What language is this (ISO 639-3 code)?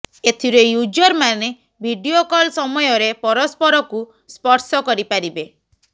ori